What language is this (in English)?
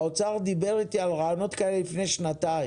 Hebrew